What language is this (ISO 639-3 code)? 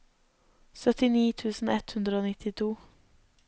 nor